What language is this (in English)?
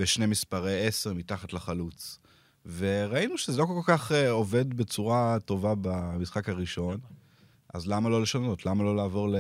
Hebrew